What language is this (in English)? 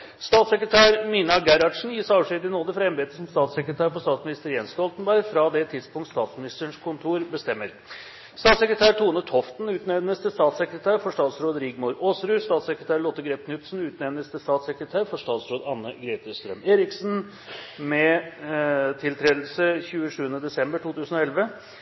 Norwegian Bokmål